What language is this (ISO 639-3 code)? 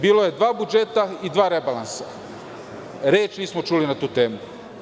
srp